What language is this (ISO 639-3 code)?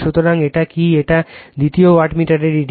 ben